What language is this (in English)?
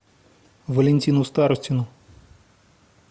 Russian